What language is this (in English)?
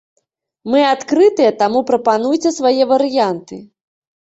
Belarusian